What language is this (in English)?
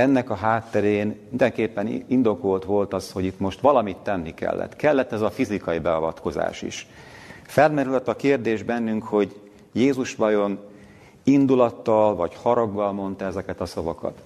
Hungarian